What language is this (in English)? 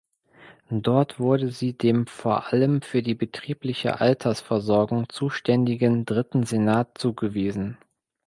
German